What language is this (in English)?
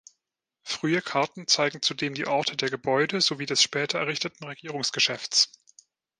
German